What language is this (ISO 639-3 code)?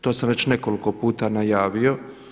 hrv